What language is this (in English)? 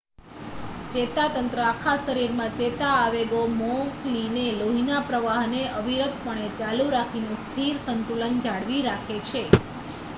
Gujarati